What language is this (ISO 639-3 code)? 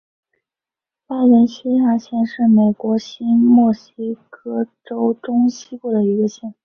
zho